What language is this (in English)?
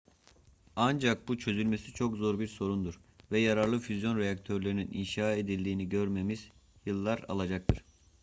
Turkish